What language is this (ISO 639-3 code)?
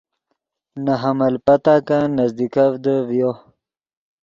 ydg